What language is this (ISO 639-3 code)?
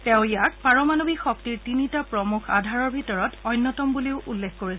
asm